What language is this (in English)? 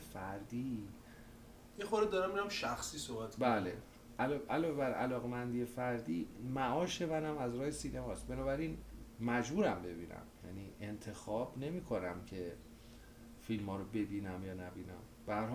Persian